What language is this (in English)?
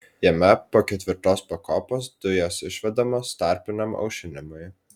Lithuanian